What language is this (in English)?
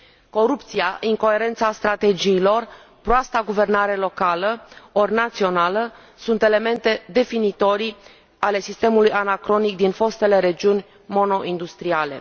Romanian